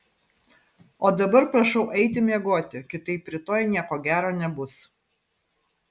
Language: Lithuanian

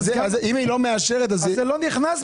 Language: Hebrew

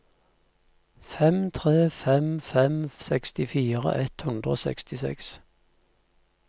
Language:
Norwegian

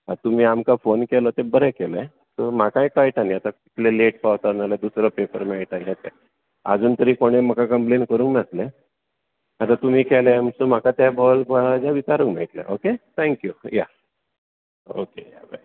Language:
Konkani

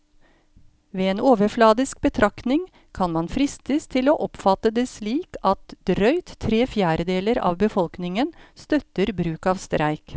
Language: Norwegian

